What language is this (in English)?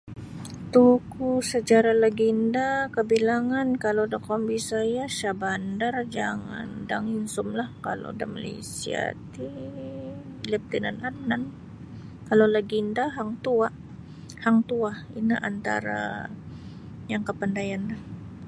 Sabah Bisaya